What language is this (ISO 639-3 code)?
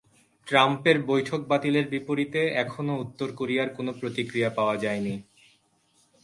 ben